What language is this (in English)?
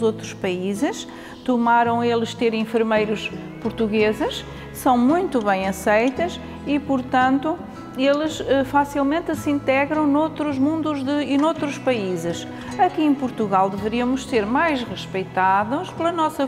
Portuguese